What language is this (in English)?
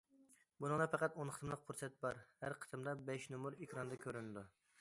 Uyghur